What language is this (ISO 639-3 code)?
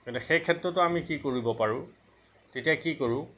asm